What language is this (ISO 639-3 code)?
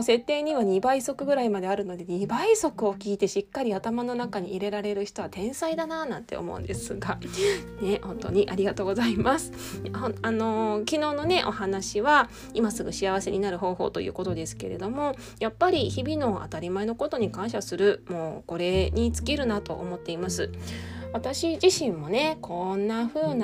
jpn